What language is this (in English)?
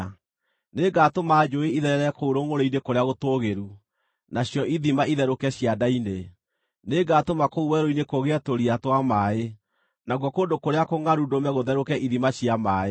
Kikuyu